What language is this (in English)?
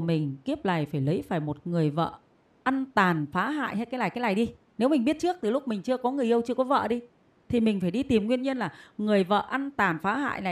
Vietnamese